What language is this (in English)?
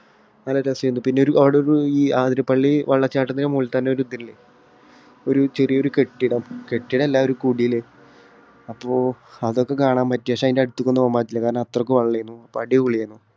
Malayalam